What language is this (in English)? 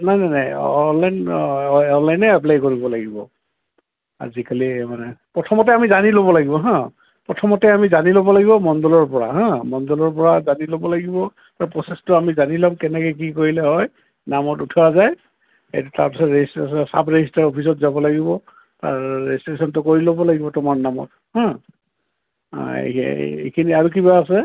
Assamese